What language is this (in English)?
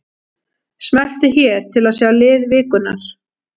Icelandic